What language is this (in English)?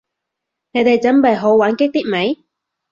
Cantonese